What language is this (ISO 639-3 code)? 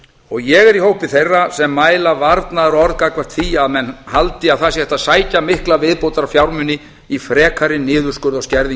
isl